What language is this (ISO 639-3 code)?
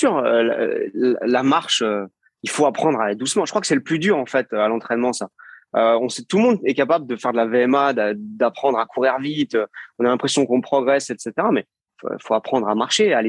fra